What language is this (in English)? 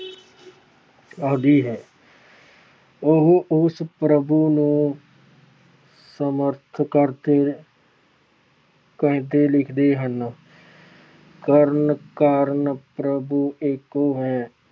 Punjabi